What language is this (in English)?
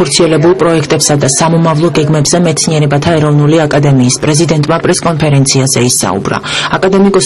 Romanian